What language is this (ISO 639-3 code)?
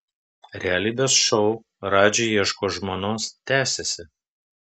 lit